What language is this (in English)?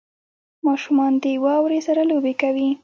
Pashto